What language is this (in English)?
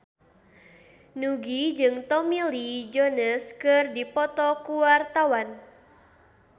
Sundanese